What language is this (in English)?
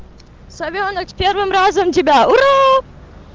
Russian